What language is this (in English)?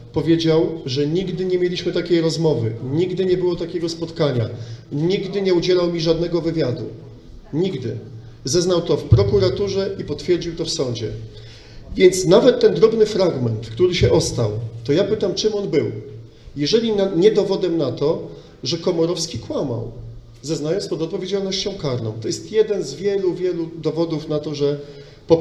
Polish